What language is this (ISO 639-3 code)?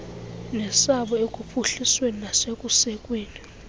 xho